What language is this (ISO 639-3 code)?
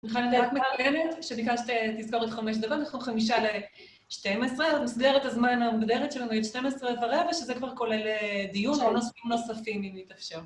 heb